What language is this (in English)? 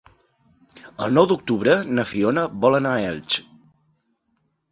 Catalan